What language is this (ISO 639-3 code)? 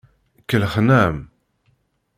kab